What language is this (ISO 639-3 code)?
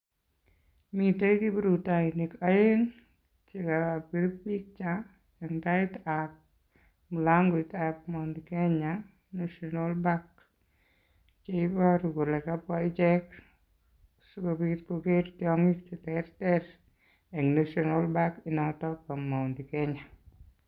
kln